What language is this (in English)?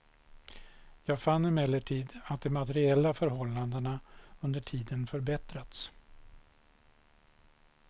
Swedish